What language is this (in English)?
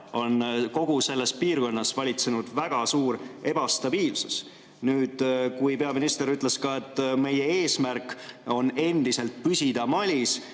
Estonian